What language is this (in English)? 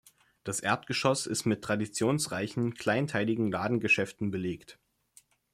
German